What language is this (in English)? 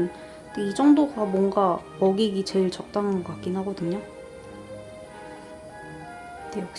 Korean